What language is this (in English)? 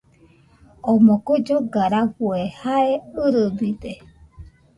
Nüpode Huitoto